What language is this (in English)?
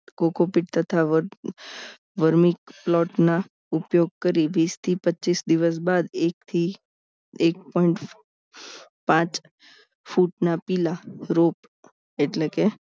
Gujarati